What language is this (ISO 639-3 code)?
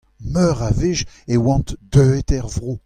bre